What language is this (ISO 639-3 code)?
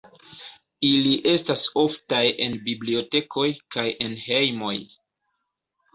epo